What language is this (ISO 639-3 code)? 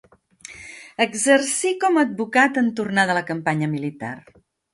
cat